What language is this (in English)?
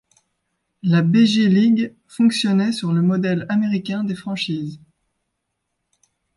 French